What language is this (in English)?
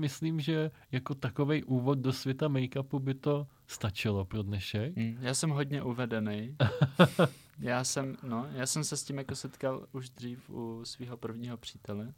Czech